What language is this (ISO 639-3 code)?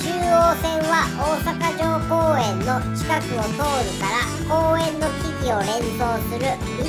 jpn